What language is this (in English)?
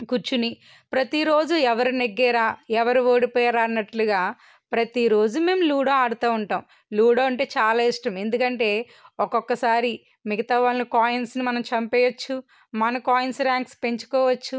Telugu